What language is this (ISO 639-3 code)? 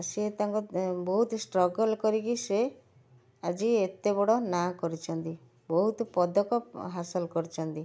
ori